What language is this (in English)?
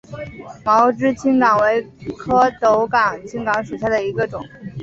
Chinese